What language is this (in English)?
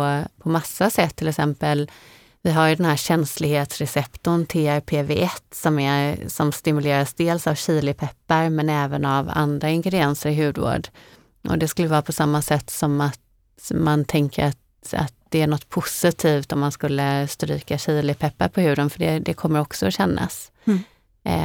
Swedish